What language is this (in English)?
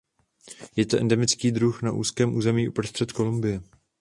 Czech